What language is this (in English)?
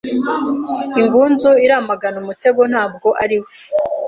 Kinyarwanda